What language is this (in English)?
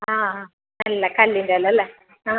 Malayalam